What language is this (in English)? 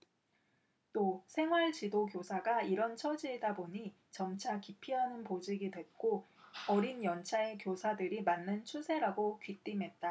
Korean